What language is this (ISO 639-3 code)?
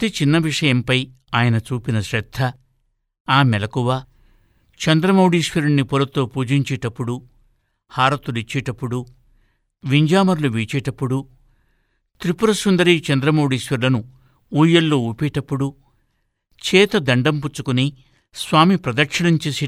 tel